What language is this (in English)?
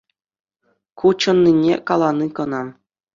Chuvash